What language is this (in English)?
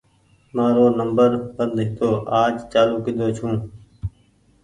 Goaria